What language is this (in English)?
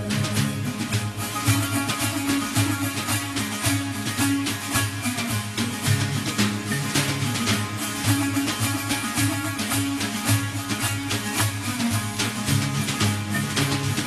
Persian